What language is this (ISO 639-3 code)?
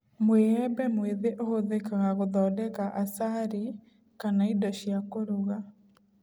kik